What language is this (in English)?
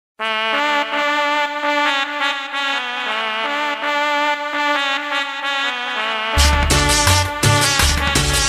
Bulgarian